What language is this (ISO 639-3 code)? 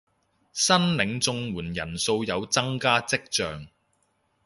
yue